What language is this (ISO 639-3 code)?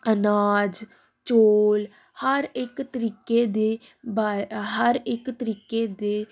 pan